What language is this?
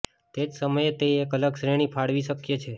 Gujarati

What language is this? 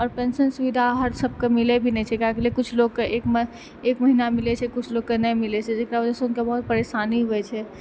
Maithili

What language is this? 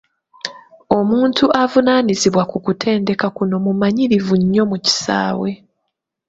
Ganda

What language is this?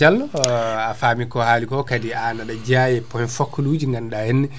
Fula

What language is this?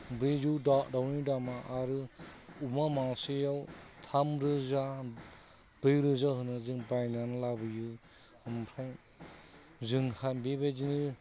Bodo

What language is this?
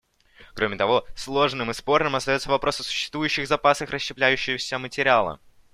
Russian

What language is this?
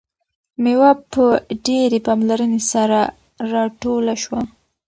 Pashto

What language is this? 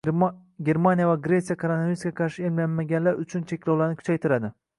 Uzbek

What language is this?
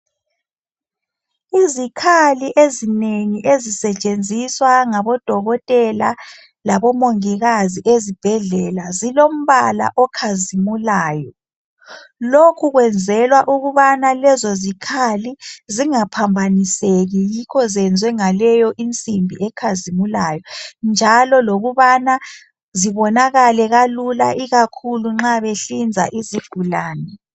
North Ndebele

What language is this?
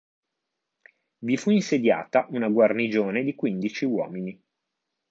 Italian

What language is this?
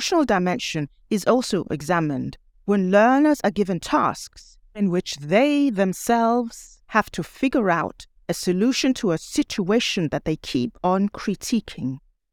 English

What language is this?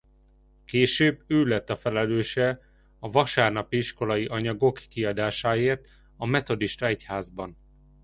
Hungarian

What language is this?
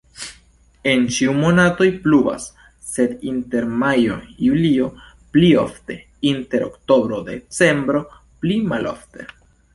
Esperanto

